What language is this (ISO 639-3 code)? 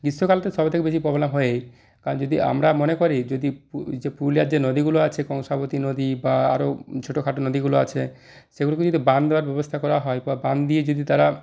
ben